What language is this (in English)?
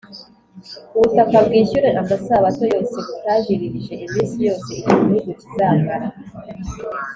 Kinyarwanda